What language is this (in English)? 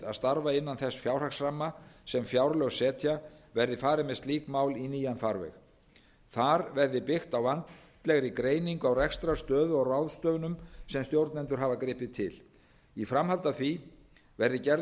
Icelandic